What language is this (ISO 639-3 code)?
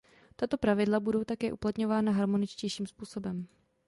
ces